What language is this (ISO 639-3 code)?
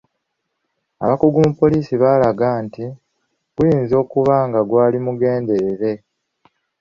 lug